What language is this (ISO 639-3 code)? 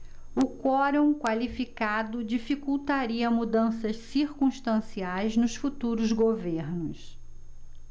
por